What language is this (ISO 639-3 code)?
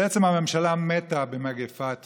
heb